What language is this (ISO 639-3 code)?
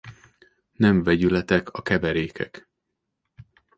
hun